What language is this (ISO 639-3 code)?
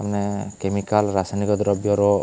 ori